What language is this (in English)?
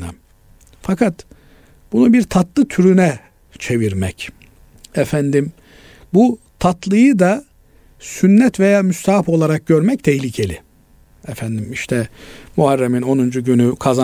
Turkish